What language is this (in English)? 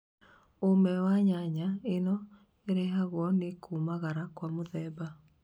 Kikuyu